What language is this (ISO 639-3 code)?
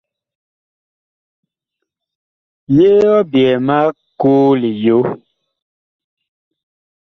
bkh